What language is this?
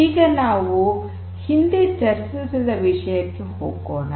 Kannada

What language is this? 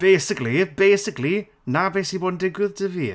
Welsh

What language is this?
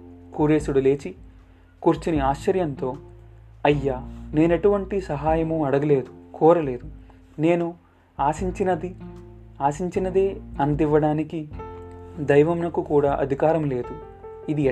Telugu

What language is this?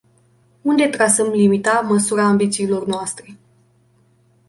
Romanian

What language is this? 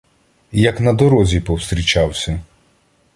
Ukrainian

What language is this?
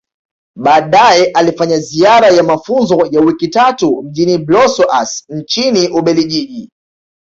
Swahili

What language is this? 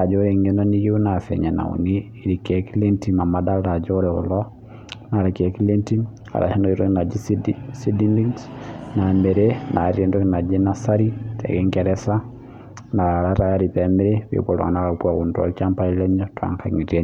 Masai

